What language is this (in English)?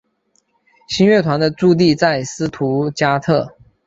Chinese